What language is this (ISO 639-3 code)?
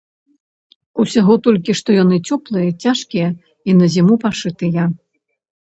bel